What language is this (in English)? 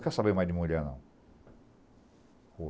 Portuguese